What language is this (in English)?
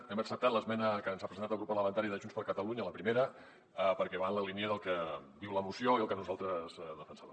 Catalan